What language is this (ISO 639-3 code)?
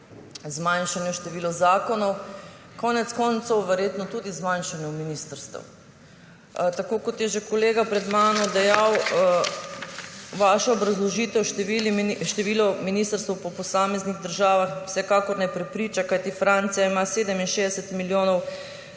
slv